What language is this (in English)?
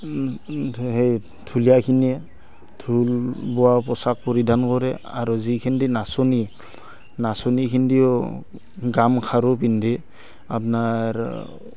Assamese